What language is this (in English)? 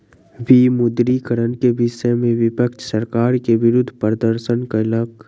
Maithili